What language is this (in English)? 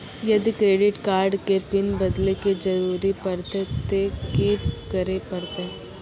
Maithili